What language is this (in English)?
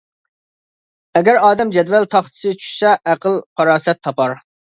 Uyghur